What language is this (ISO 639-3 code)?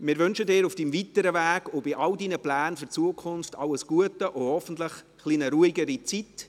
gsw